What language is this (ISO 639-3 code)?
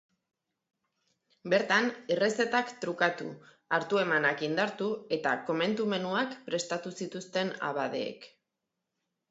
eus